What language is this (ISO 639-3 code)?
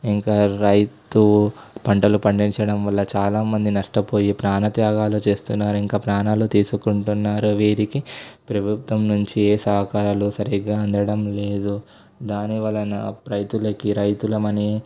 tel